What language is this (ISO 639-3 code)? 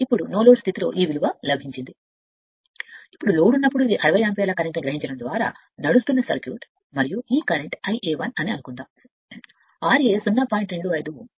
tel